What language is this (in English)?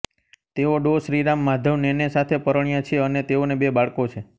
Gujarati